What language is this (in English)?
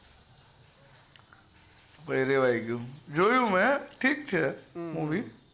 Gujarati